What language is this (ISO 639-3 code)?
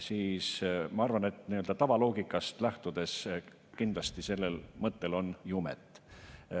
est